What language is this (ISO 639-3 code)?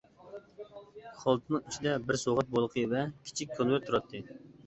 uig